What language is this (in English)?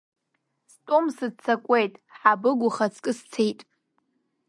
Abkhazian